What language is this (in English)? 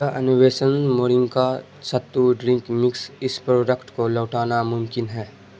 Urdu